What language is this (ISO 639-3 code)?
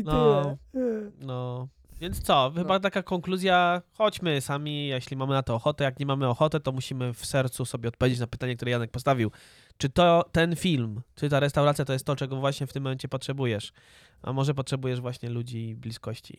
pol